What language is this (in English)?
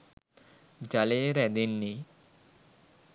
Sinhala